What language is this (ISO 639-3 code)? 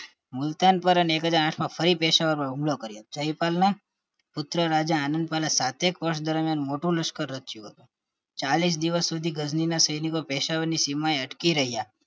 guj